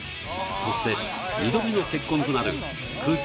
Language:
Japanese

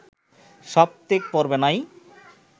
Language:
Bangla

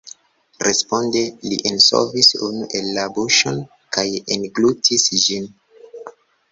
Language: Esperanto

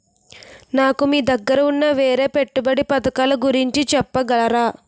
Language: Telugu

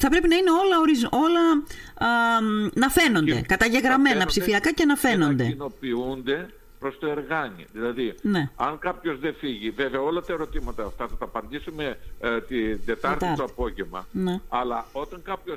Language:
Greek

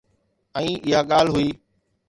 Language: Sindhi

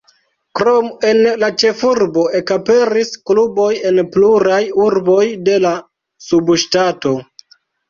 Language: Esperanto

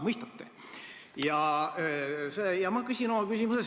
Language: Estonian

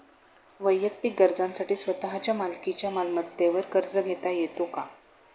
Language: Marathi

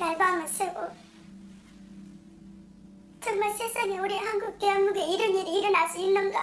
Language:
Korean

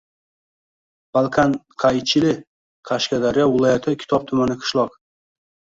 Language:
Uzbek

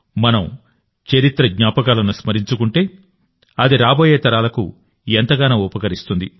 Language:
Telugu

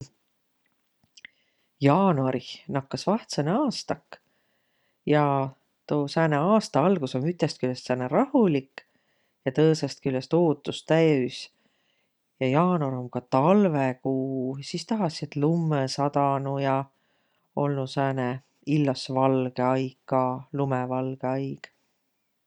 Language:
Võro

